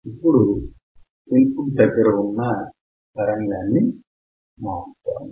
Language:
Telugu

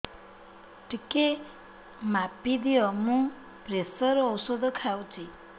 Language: Odia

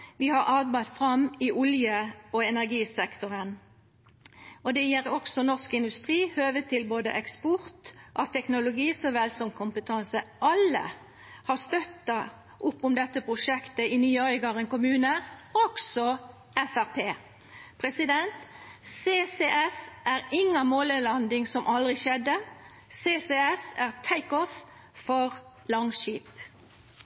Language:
Norwegian Nynorsk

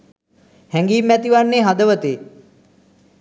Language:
Sinhala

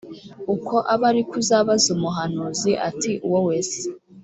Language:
Kinyarwanda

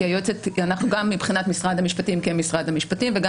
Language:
Hebrew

